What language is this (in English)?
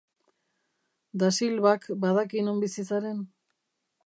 Basque